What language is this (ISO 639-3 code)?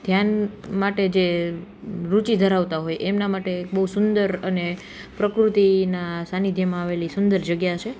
guj